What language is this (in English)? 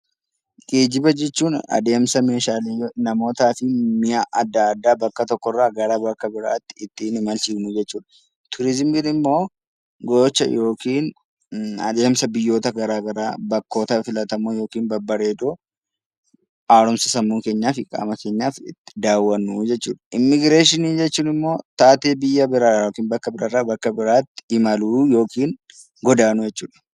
Oromo